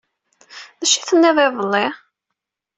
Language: Kabyle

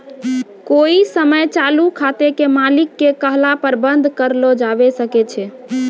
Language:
Maithili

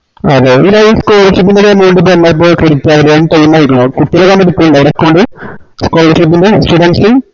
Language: Malayalam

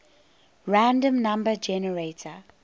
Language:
English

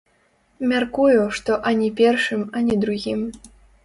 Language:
Belarusian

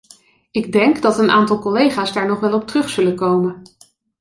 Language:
Dutch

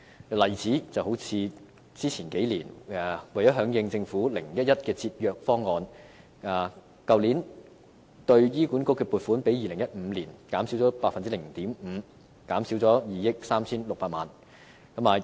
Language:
Cantonese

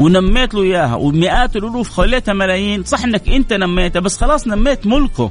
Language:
Arabic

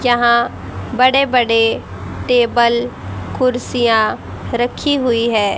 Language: Hindi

